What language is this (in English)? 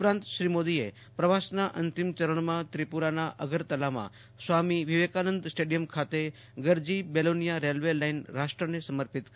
Gujarati